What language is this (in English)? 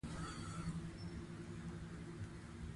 Pashto